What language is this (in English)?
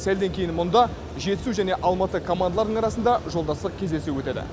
Kazakh